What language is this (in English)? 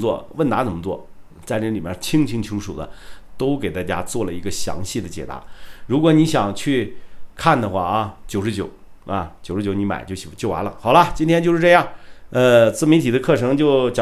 Chinese